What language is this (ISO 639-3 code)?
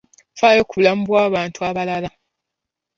lug